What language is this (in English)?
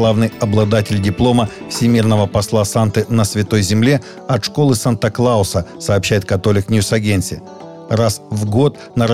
Russian